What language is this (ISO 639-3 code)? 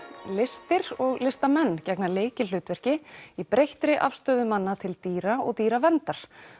isl